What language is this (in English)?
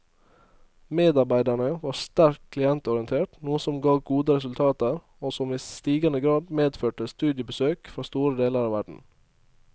Norwegian